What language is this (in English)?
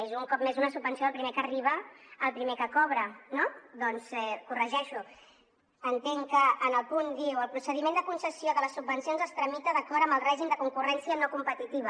Catalan